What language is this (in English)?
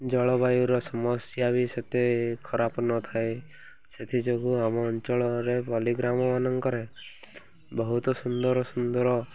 Odia